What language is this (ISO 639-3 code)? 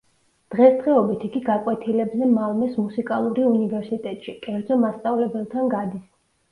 kat